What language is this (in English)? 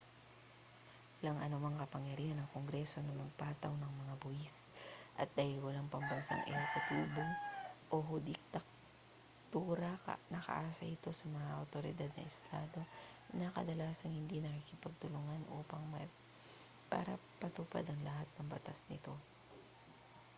Filipino